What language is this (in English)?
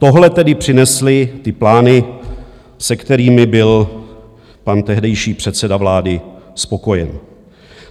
Czech